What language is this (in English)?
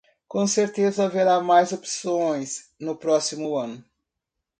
Portuguese